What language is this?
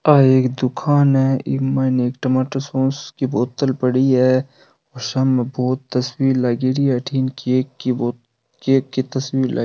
Rajasthani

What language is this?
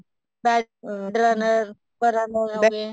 Punjabi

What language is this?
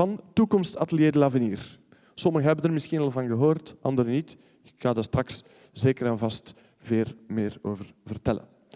Dutch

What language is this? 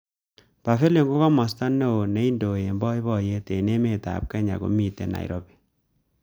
Kalenjin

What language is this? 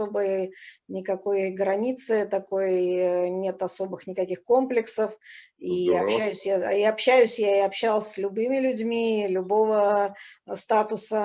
Russian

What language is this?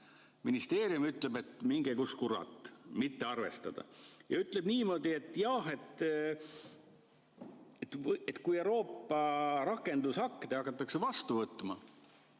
Estonian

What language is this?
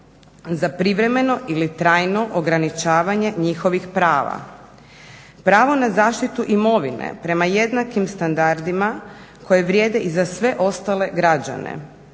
Croatian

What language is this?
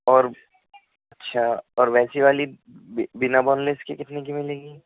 Urdu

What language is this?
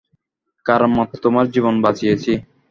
Bangla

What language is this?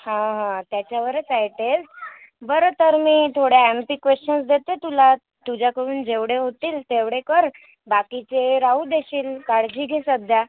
Marathi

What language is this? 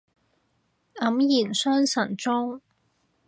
Cantonese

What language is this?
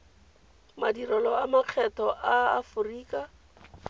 Tswana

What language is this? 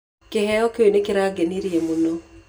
Kikuyu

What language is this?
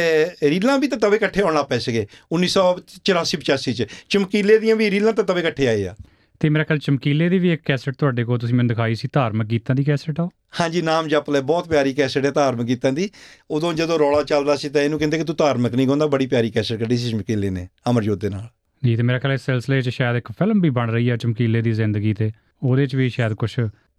Punjabi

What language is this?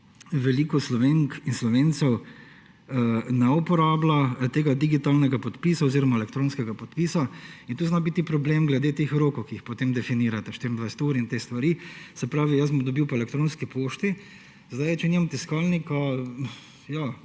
Slovenian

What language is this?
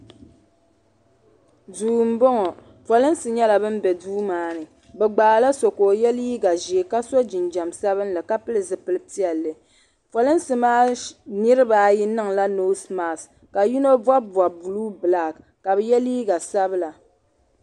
Dagbani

